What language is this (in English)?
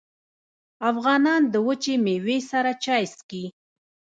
Pashto